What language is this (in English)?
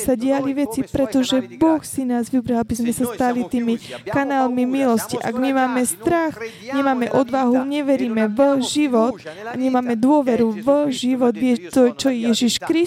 Slovak